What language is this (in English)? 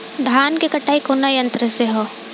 Bhojpuri